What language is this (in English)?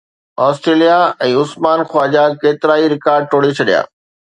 Sindhi